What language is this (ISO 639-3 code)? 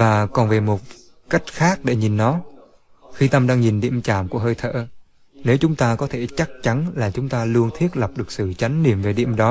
vie